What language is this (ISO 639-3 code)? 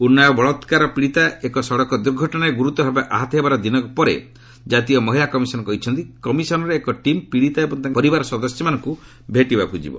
ori